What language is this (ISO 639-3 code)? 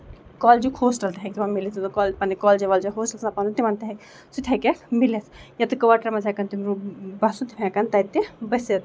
kas